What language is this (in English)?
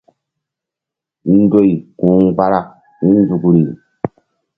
Mbum